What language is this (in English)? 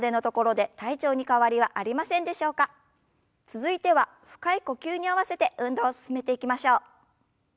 Japanese